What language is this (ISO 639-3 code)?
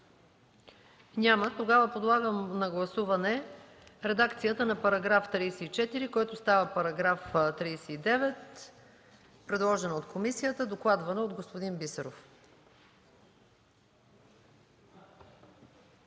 bul